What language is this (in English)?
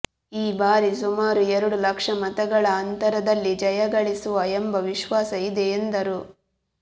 Kannada